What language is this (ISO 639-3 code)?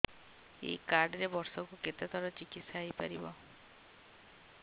ori